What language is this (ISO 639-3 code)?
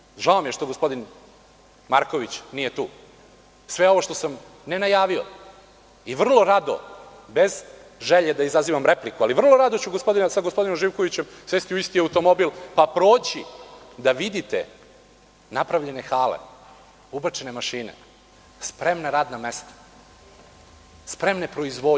srp